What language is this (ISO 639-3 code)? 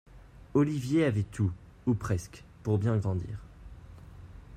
fra